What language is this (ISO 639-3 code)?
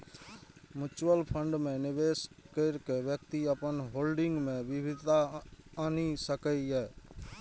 mai